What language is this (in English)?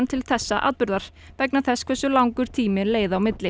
Icelandic